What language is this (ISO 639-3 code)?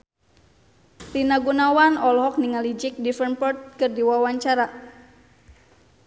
sun